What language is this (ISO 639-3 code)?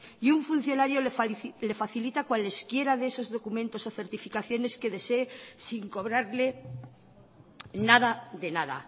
spa